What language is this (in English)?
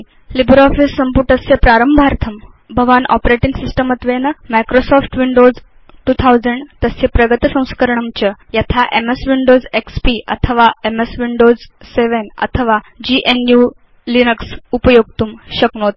Sanskrit